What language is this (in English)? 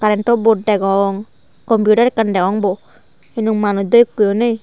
Chakma